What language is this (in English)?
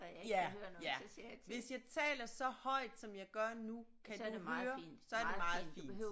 Danish